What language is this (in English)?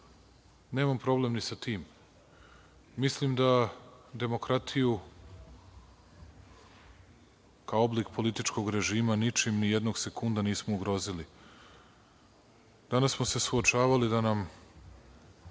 Serbian